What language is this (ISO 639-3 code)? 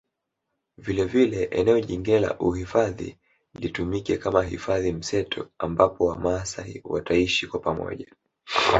swa